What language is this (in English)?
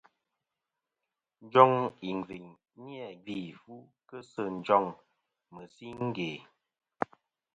Kom